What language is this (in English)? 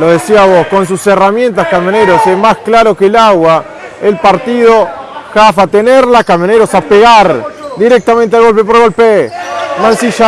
Spanish